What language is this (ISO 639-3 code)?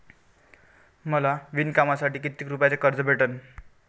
mar